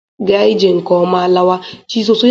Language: Igbo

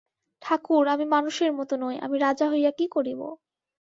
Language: Bangla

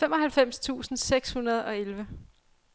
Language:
Danish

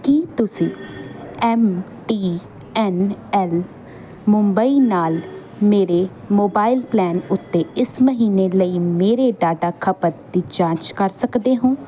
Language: Punjabi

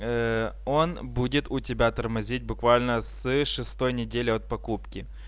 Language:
Russian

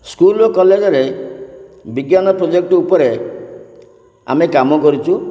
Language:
Odia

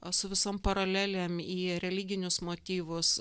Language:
Lithuanian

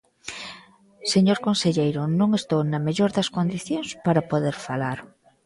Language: Galician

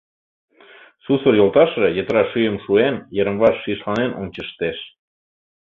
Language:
Mari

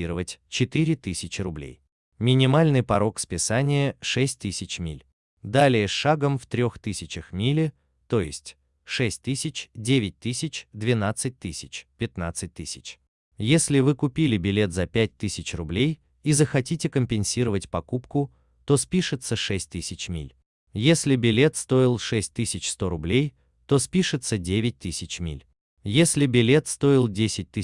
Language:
Russian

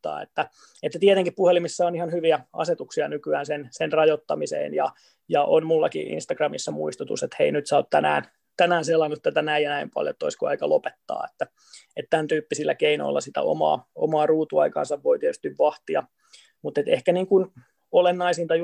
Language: Finnish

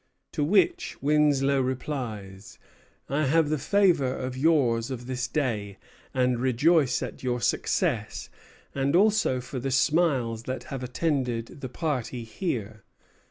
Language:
English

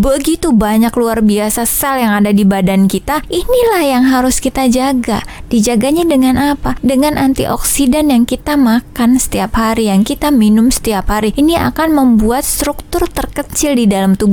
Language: Indonesian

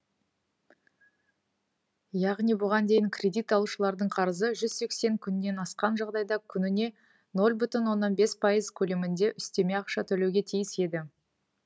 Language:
Kazakh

